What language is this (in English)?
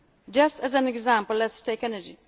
English